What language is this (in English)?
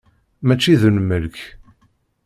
Kabyle